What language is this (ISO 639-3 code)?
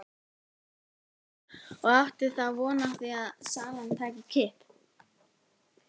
isl